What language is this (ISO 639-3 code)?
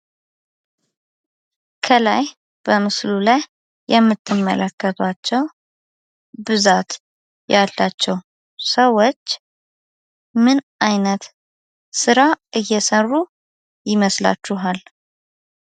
amh